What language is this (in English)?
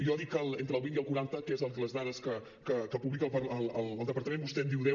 Catalan